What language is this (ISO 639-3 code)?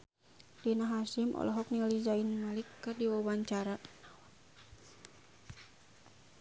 sun